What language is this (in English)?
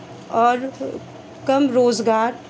Hindi